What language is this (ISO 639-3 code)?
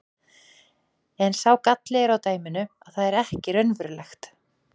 isl